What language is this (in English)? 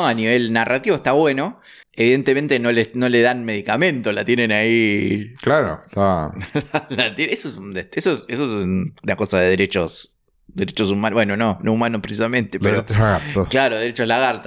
Spanish